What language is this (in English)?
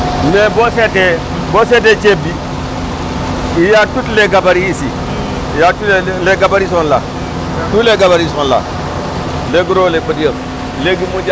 Wolof